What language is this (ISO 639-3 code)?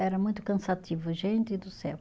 por